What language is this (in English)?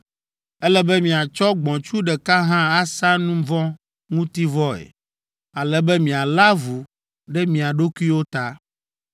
Ewe